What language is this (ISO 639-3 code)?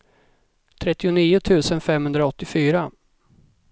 swe